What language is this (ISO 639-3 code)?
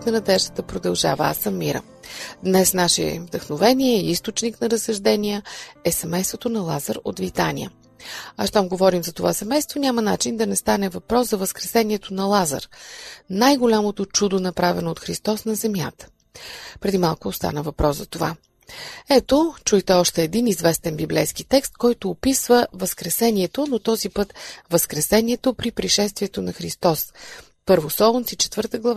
bul